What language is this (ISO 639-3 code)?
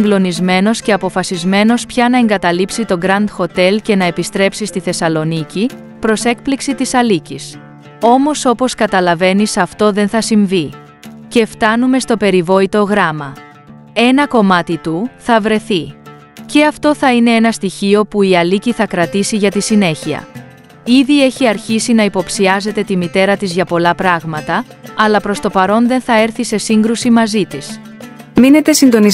ell